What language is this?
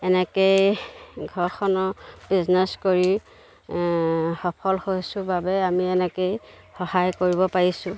Assamese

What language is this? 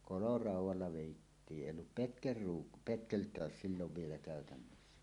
Finnish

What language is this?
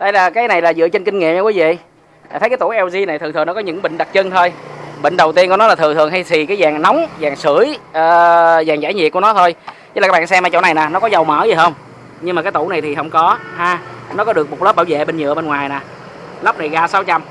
Vietnamese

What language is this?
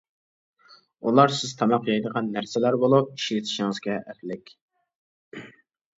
Uyghur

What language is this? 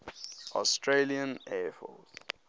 English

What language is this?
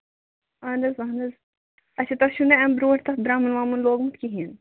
Kashmiri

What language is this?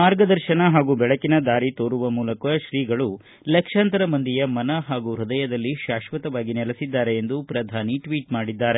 Kannada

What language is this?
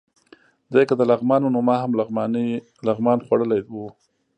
Pashto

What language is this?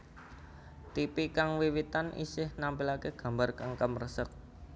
Javanese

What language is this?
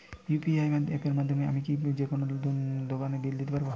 Bangla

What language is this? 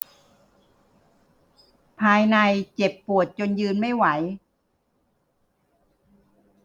Thai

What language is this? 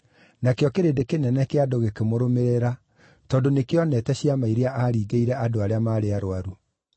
Kikuyu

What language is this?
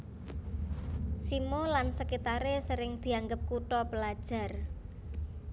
Javanese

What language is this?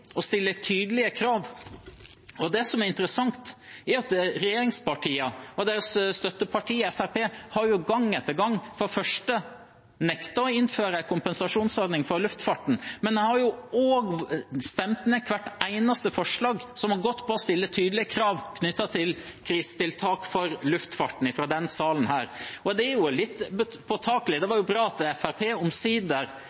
Norwegian Bokmål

